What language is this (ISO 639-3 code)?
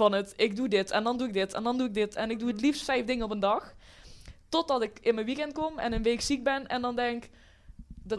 nld